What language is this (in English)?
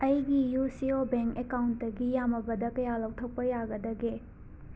Manipuri